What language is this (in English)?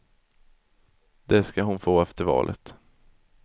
Swedish